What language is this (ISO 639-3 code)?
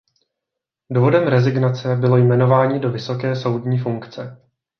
ces